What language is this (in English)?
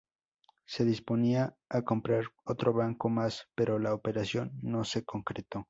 Spanish